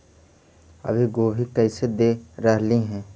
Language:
Magahi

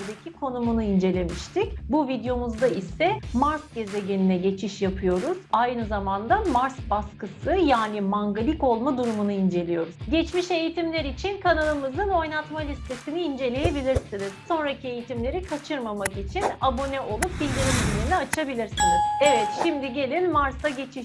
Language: Turkish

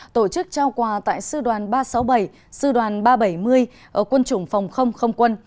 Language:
Vietnamese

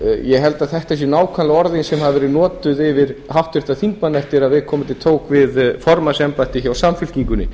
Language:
Icelandic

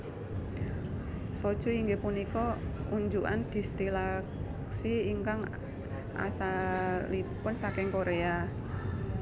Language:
Javanese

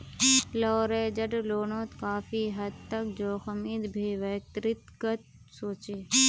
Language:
Magahi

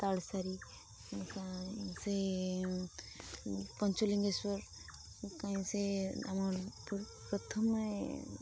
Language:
Odia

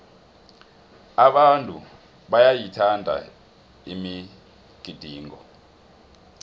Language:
South Ndebele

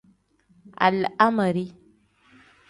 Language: Tem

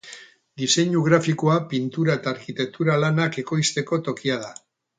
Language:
Basque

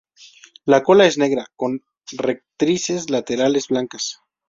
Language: Spanish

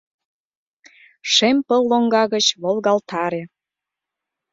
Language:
Mari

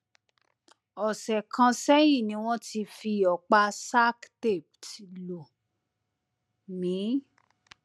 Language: Yoruba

